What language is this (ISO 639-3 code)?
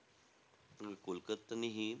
mar